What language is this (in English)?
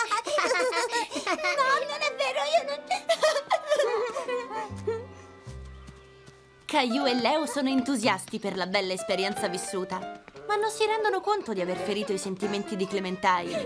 Italian